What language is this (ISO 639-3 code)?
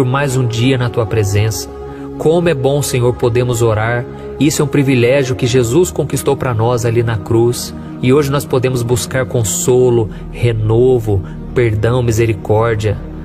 por